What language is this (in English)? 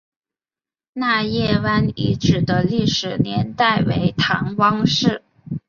Chinese